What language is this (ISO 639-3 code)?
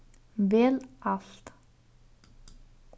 fao